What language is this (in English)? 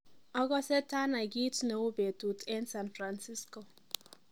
Kalenjin